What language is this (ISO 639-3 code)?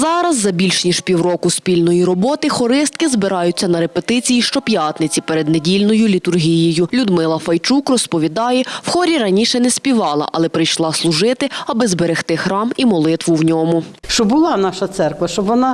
ukr